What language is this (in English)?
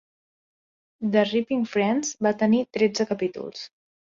Catalan